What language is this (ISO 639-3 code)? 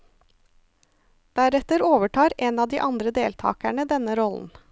nor